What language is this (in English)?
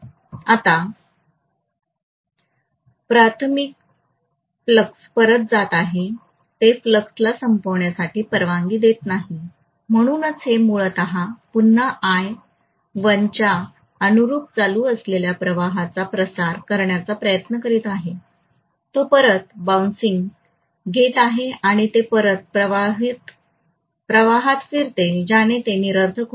Marathi